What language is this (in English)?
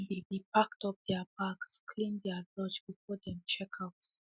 Nigerian Pidgin